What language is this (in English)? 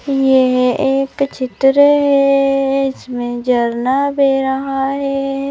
Hindi